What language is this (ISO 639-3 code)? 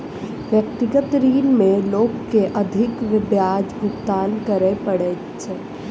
mai